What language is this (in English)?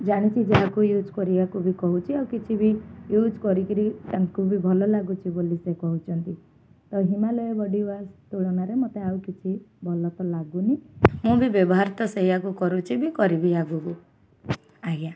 Odia